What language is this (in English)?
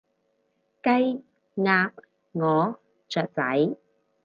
Cantonese